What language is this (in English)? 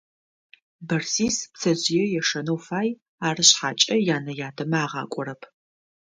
Adyghe